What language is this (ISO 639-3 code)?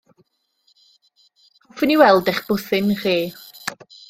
cym